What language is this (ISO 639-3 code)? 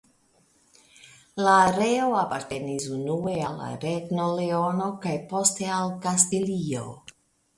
epo